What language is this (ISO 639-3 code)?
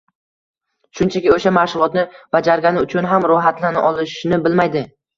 uzb